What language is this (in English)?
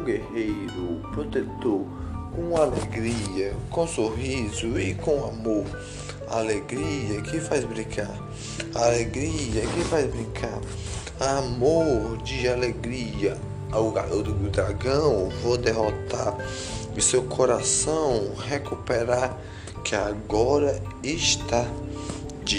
Portuguese